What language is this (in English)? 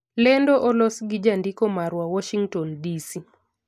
Luo (Kenya and Tanzania)